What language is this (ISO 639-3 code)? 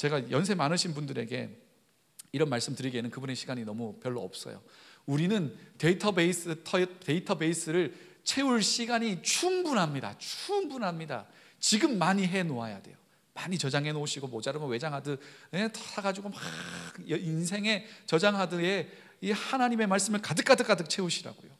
kor